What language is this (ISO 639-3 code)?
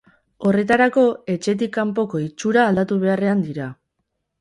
eus